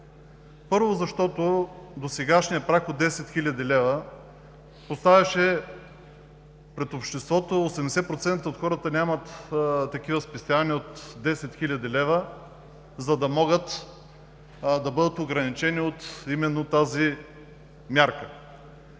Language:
Bulgarian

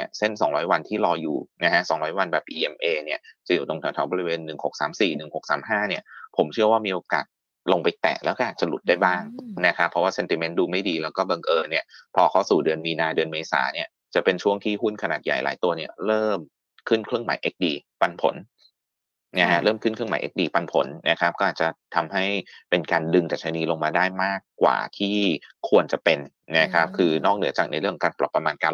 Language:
Thai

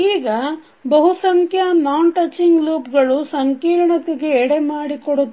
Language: Kannada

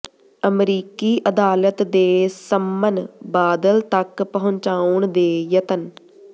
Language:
Punjabi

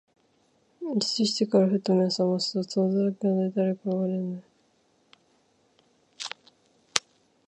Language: Japanese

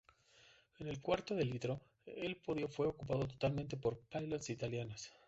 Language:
Spanish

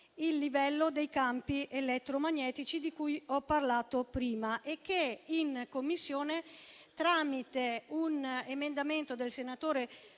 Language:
Italian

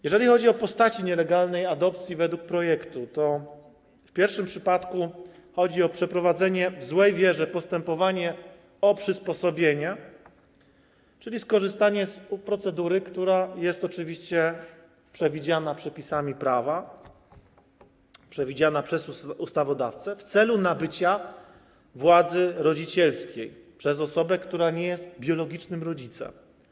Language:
Polish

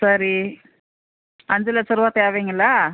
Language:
Tamil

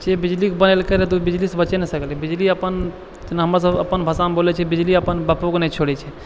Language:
Maithili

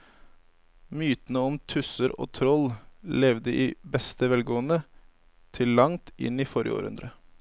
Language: Norwegian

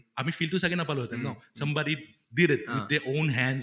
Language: Assamese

